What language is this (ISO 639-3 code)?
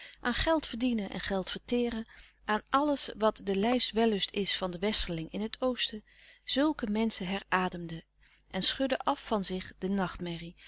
nld